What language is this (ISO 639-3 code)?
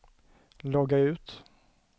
swe